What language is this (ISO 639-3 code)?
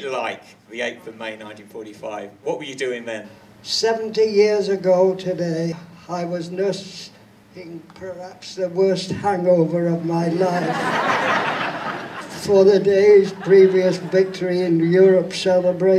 eng